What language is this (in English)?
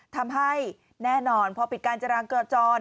Thai